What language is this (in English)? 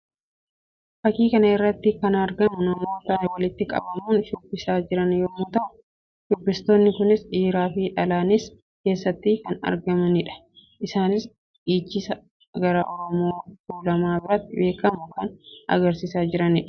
Oromo